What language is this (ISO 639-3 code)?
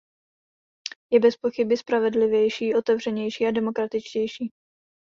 ces